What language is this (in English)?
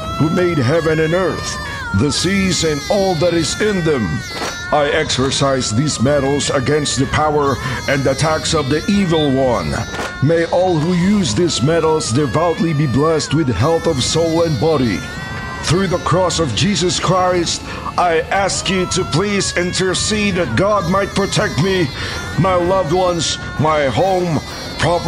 Filipino